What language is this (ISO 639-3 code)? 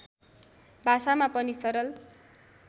nep